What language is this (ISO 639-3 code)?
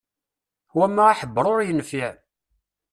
kab